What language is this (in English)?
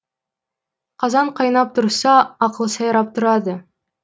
Kazakh